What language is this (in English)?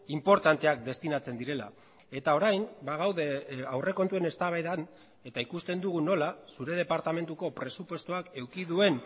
Basque